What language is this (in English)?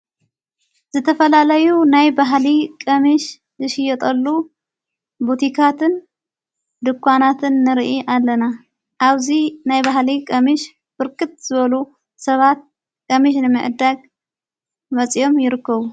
Tigrinya